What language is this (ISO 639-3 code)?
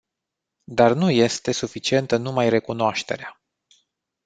ron